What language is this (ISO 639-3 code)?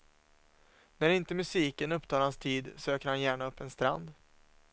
swe